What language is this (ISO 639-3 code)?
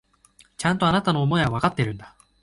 jpn